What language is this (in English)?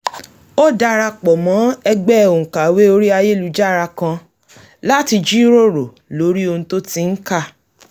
Yoruba